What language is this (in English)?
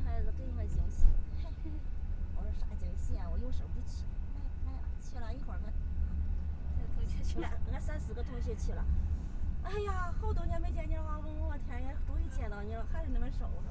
Chinese